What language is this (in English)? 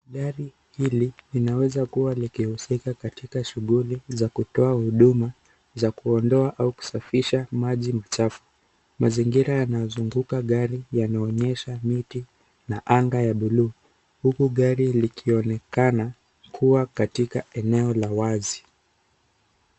Swahili